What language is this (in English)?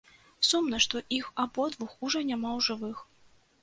Belarusian